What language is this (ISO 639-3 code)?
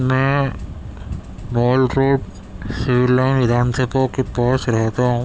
urd